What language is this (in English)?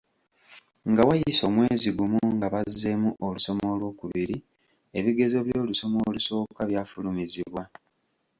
Ganda